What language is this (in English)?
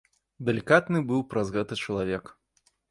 Belarusian